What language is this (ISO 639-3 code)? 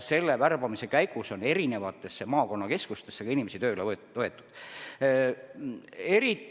est